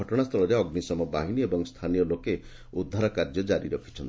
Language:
Odia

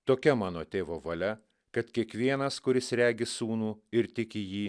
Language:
Lithuanian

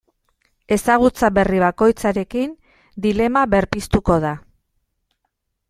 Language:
Basque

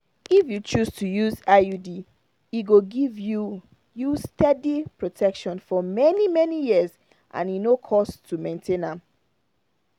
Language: Nigerian Pidgin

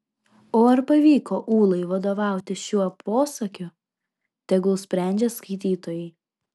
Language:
Lithuanian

